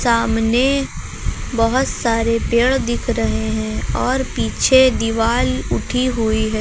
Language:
Hindi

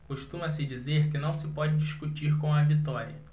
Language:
Portuguese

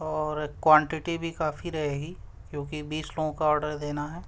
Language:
Urdu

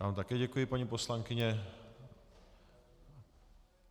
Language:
Czech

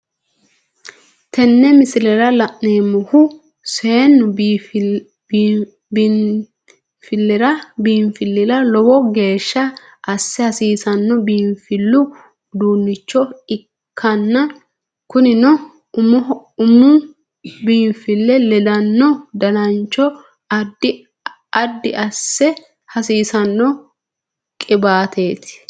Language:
Sidamo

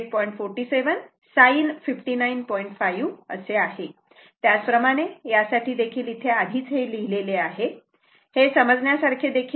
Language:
Marathi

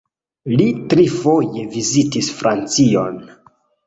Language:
Esperanto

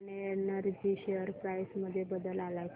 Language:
Marathi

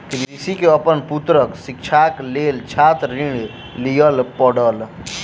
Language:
Maithili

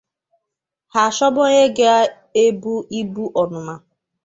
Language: Igbo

